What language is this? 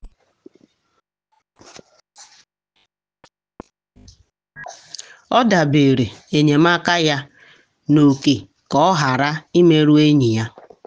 Igbo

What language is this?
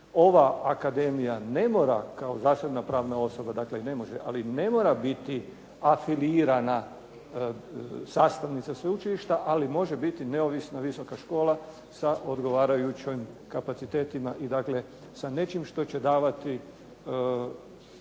Croatian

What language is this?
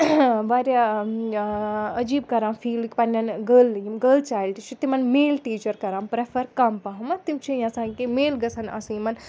Kashmiri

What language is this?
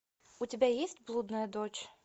Russian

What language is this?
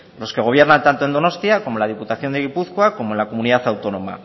Spanish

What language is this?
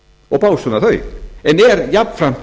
Icelandic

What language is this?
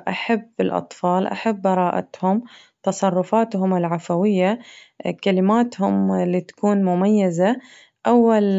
Najdi Arabic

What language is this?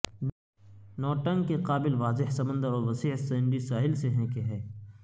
Urdu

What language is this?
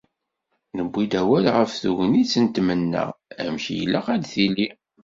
Kabyle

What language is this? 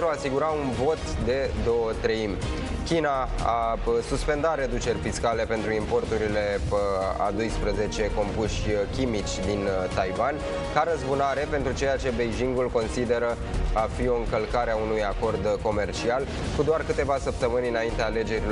Romanian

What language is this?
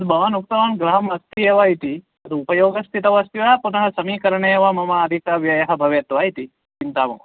Sanskrit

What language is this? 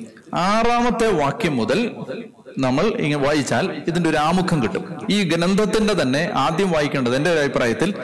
Malayalam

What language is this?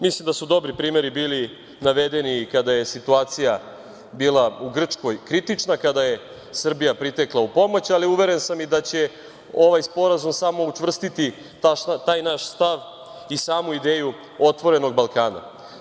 Serbian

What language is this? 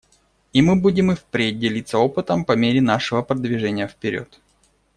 Russian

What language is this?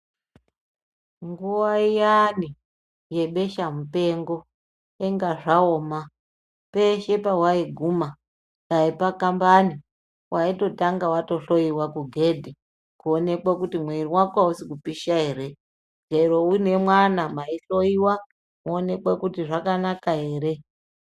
Ndau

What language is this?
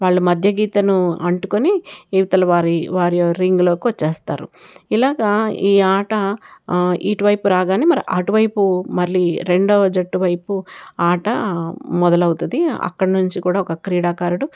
Telugu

